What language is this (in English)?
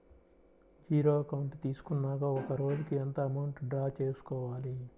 Telugu